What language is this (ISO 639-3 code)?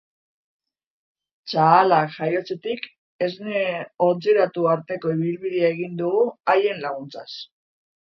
eus